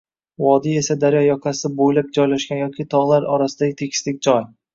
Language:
Uzbek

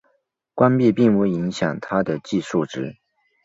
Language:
Chinese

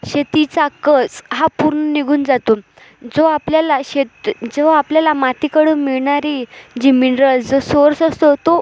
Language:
Marathi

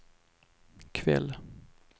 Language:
Swedish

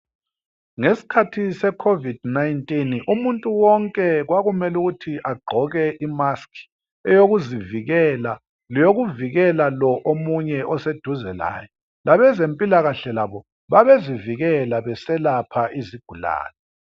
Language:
North Ndebele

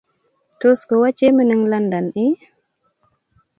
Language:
Kalenjin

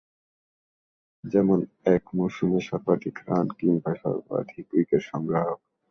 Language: Bangla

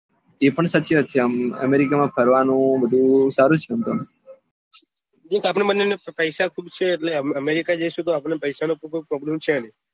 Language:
Gujarati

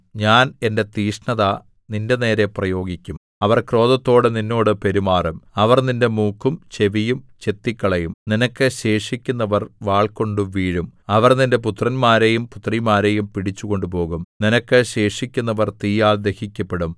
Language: Malayalam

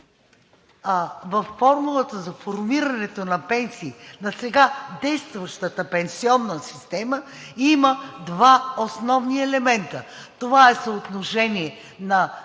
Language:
Bulgarian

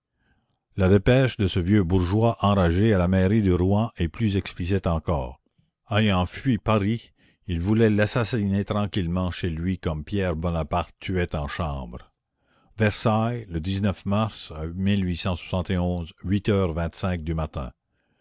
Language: French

